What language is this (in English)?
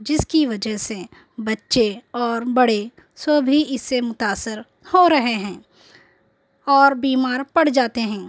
Urdu